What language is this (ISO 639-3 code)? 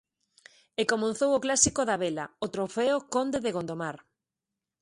glg